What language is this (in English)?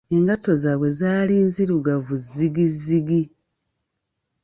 Ganda